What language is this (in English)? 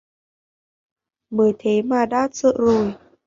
Vietnamese